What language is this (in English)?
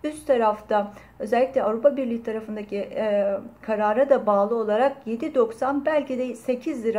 Turkish